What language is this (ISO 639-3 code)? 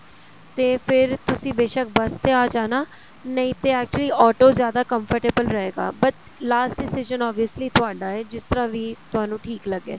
pan